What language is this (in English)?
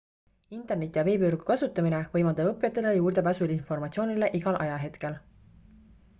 Estonian